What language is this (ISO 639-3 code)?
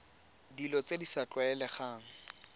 tsn